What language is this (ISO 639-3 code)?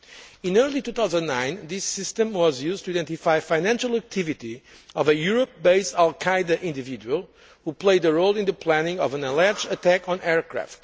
eng